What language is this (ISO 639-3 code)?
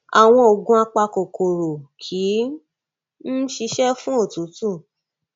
yor